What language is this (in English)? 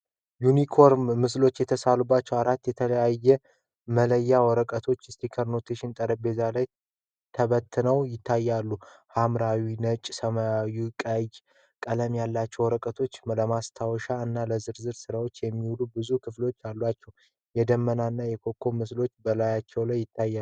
Amharic